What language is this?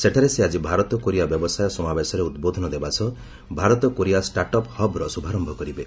Odia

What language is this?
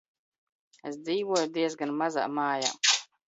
Latvian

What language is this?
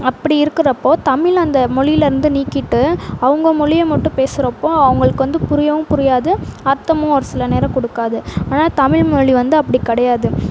Tamil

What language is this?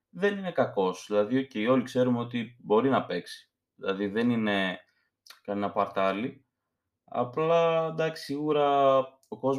Greek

